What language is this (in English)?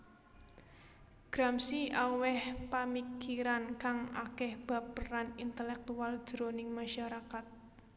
Javanese